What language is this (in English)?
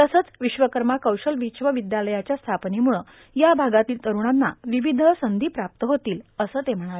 Marathi